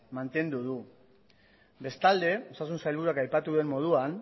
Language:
Basque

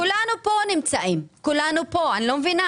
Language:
Hebrew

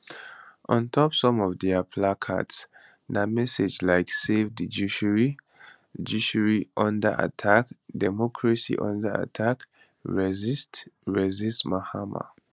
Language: Nigerian Pidgin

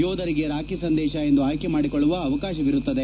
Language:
Kannada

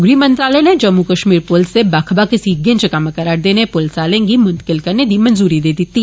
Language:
Dogri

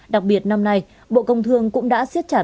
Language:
Vietnamese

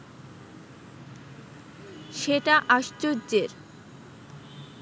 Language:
Bangla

